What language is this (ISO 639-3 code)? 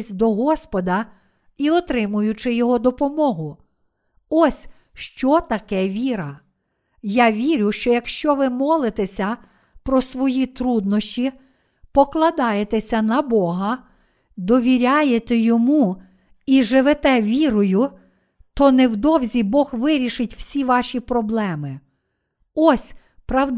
ukr